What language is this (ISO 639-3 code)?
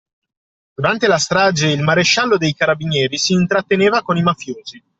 ita